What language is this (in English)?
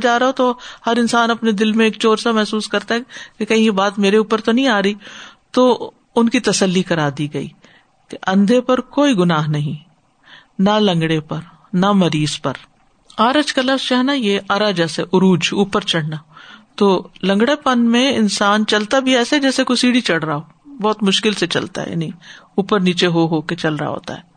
Urdu